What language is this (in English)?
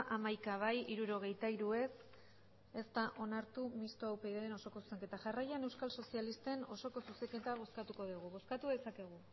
Basque